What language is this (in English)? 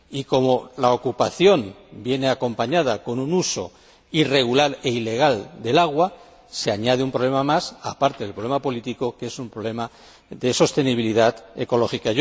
Spanish